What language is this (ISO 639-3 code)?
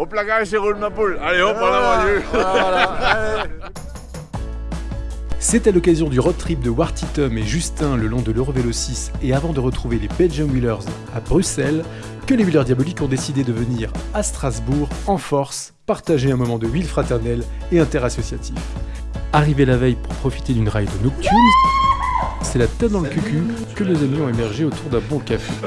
fra